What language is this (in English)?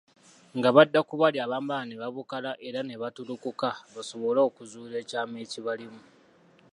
Ganda